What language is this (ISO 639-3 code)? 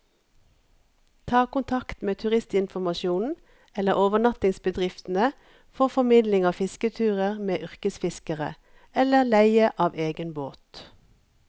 nor